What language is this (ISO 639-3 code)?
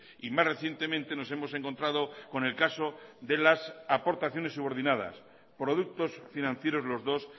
spa